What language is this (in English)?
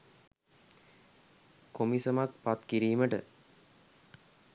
Sinhala